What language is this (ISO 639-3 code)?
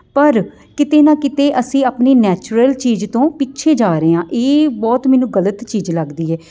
pan